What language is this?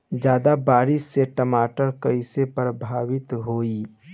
Bhojpuri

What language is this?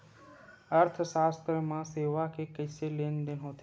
Chhattisgarhi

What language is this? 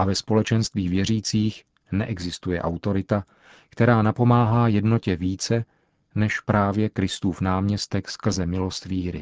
Czech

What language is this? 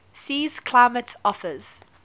English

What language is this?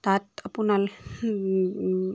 Assamese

